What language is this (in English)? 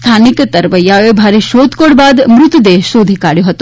Gujarati